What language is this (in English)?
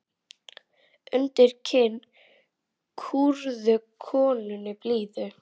Icelandic